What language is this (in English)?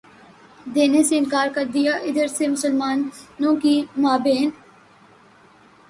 Urdu